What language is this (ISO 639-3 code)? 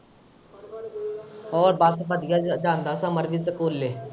pan